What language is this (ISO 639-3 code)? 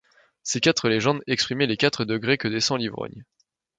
fra